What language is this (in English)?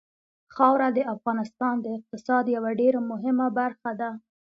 Pashto